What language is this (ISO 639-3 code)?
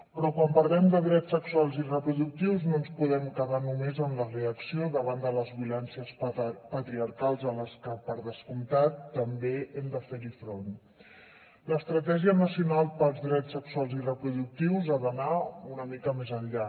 cat